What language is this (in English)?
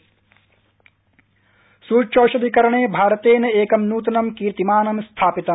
Sanskrit